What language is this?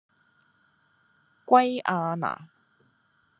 Cantonese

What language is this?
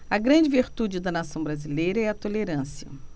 Portuguese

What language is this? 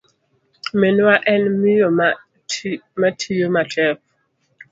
Luo (Kenya and Tanzania)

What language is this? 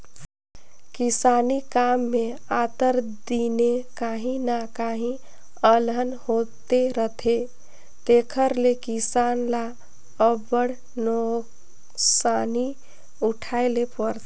Chhattisgarhi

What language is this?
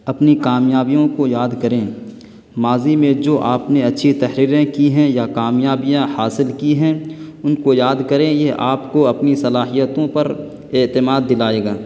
Urdu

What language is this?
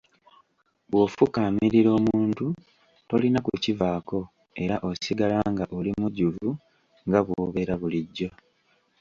Ganda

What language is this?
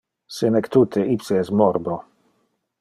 Interlingua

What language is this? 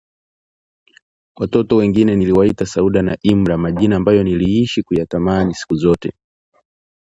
Swahili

